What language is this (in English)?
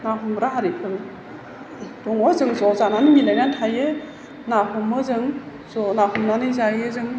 Bodo